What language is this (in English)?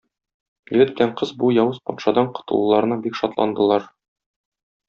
Tatar